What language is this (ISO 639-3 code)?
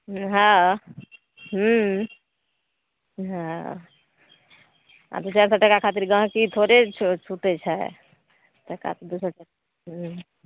mai